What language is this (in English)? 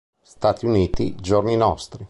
Italian